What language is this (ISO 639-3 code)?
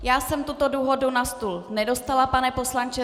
ces